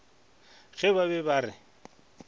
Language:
Northern Sotho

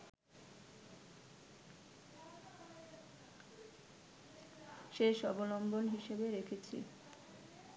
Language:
Bangla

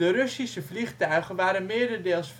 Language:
Dutch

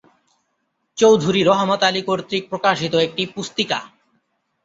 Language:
Bangla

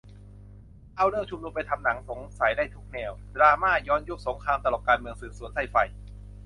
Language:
Thai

